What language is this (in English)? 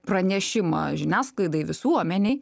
Lithuanian